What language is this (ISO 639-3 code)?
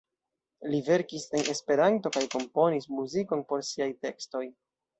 epo